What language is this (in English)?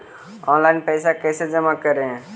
Magahi